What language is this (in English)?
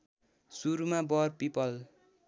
Nepali